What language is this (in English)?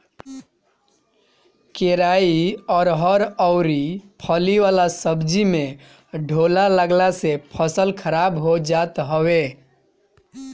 Bhojpuri